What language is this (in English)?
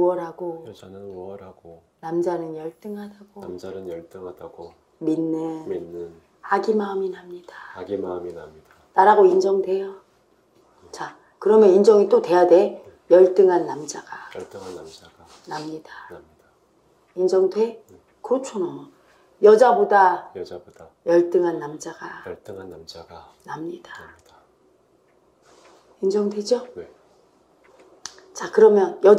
Korean